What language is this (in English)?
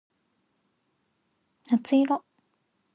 Japanese